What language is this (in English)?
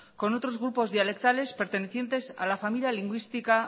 Spanish